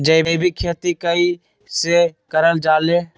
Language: Magahi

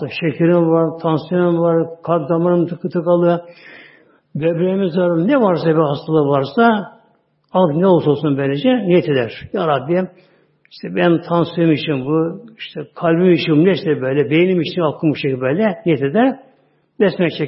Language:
Turkish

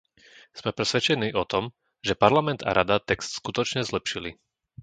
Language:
Slovak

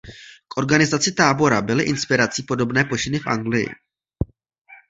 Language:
Czech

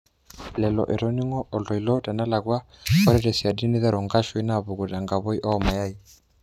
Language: Masai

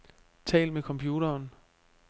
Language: Danish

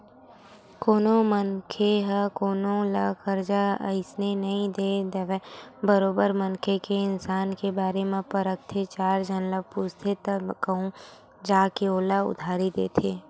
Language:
Chhattisgarhi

